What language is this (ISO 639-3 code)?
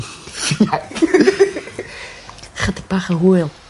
cym